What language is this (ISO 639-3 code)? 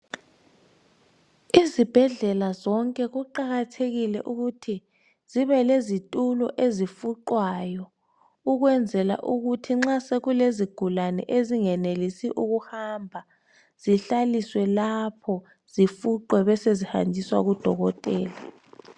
nde